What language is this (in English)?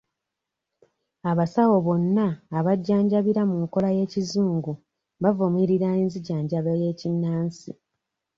Ganda